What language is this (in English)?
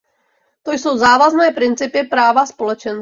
Czech